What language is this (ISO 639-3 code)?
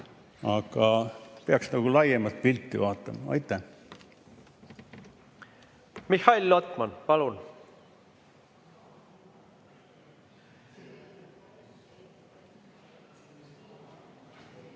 est